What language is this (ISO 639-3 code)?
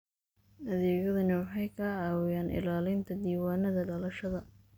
som